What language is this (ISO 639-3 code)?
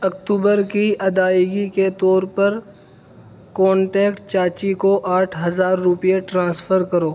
urd